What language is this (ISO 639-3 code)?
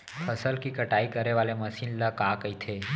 hne